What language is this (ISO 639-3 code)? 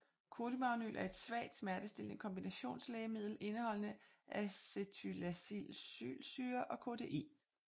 dan